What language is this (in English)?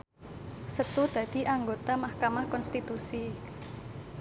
Javanese